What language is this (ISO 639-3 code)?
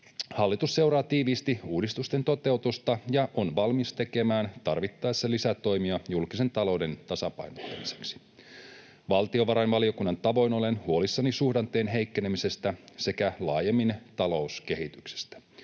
fin